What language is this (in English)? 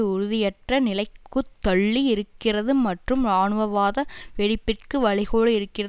Tamil